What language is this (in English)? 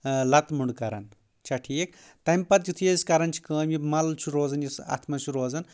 Kashmiri